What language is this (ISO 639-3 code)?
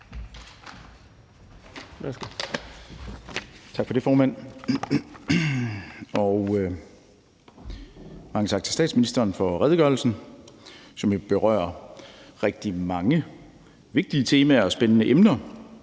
dan